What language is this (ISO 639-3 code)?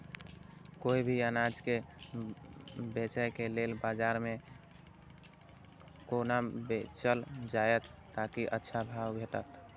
mai